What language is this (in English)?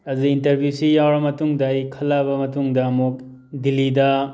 Manipuri